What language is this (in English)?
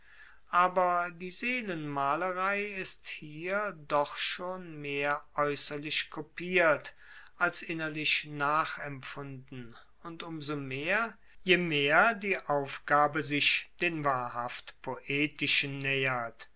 German